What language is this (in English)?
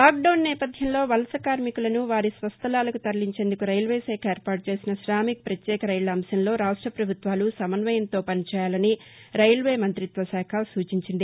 Telugu